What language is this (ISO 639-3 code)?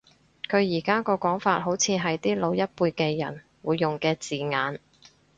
yue